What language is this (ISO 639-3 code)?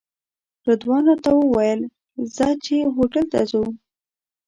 pus